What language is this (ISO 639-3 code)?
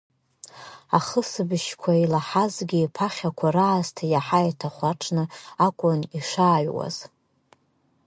abk